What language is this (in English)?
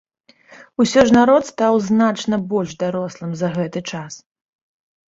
Belarusian